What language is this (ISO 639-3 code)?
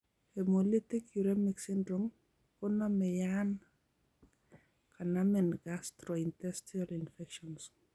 kln